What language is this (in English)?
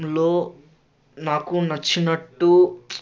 Telugu